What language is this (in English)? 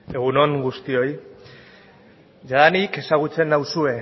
Basque